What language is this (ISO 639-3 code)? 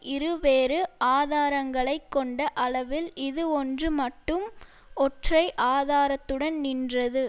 tam